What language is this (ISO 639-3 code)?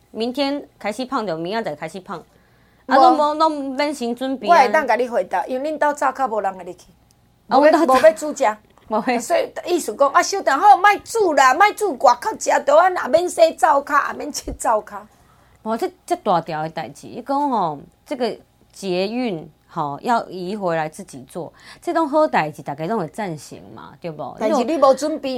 zho